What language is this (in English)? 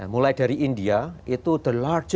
Indonesian